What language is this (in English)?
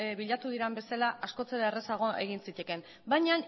Basque